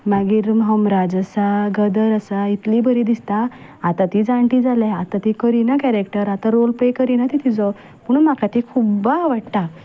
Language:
Konkani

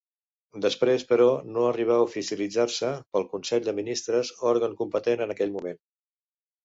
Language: Catalan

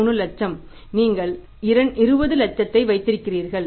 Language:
Tamil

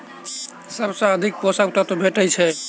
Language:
Maithili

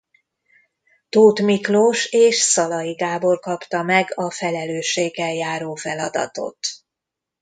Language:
Hungarian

